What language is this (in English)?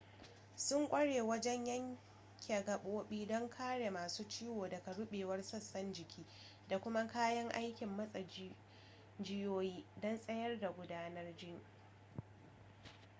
Hausa